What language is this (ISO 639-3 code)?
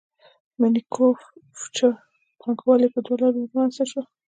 pus